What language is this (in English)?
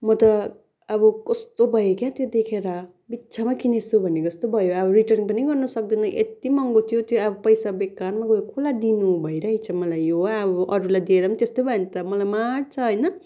Nepali